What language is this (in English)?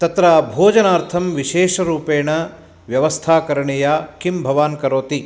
Sanskrit